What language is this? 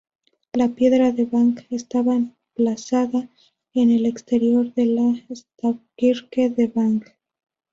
Spanish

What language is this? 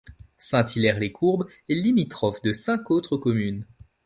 French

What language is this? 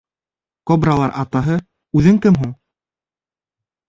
Bashkir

